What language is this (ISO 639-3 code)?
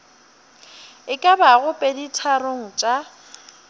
nso